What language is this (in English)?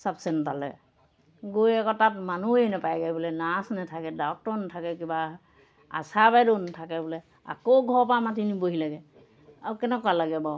Assamese